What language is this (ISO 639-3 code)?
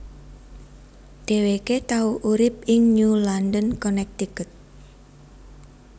jav